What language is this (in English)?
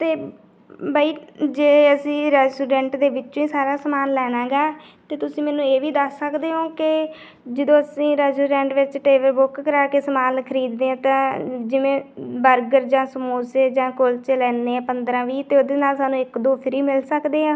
Punjabi